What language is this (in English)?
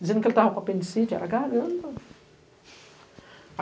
Portuguese